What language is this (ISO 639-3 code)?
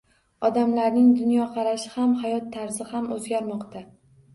uzb